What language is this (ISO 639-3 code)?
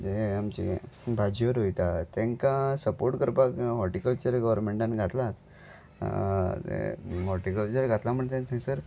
kok